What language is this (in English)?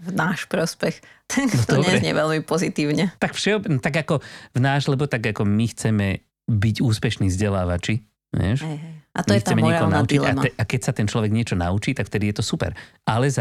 Slovak